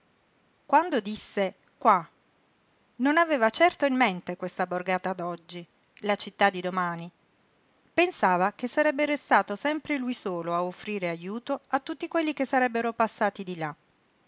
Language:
Italian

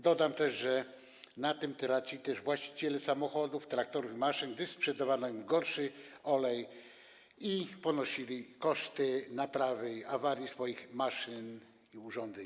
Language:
Polish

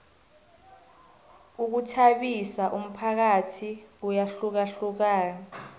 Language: South Ndebele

